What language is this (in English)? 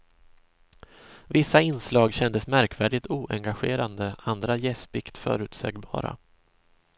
Swedish